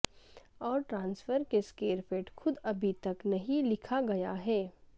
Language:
Urdu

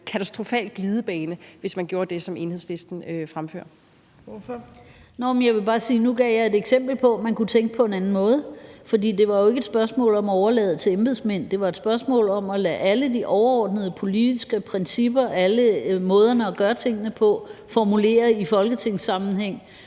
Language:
Danish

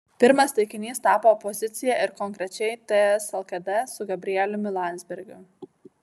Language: Lithuanian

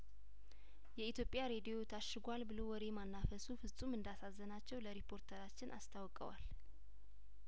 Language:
Amharic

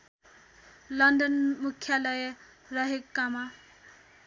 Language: Nepali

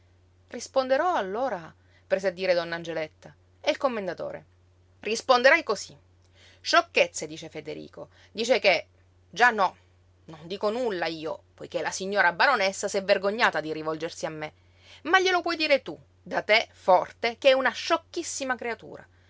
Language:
Italian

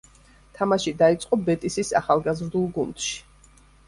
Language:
Georgian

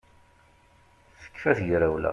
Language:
Kabyle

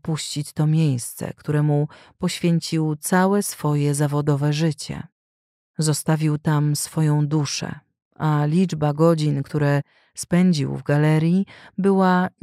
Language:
Polish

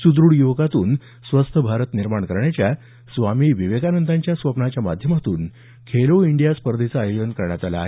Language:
Marathi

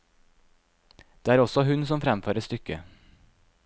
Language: Norwegian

